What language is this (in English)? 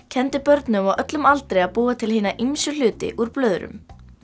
Icelandic